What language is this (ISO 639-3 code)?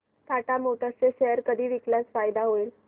mar